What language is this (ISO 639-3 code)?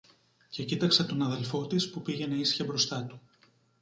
ell